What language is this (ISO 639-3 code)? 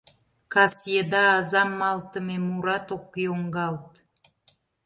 chm